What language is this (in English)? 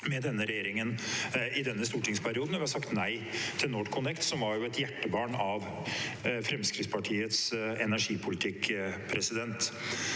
Norwegian